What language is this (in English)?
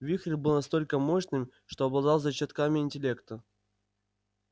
Russian